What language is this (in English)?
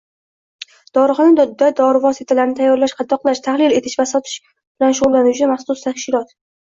Uzbek